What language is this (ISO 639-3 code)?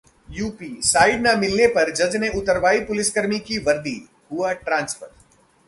hin